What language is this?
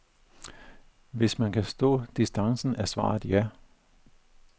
Danish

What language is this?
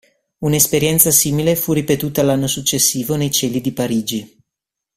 Italian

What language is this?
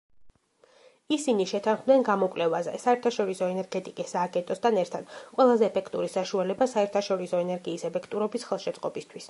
Georgian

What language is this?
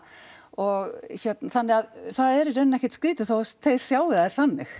Icelandic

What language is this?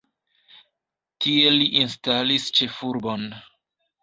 Esperanto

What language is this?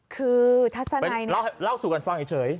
Thai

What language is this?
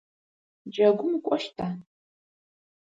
Adyghe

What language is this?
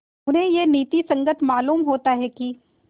Hindi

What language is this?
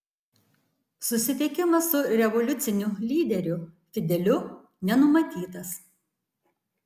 Lithuanian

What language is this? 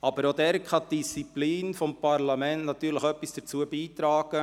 Swiss German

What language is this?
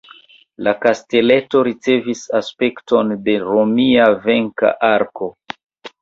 Esperanto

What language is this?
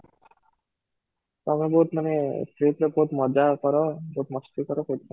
Odia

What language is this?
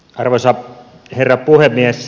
Finnish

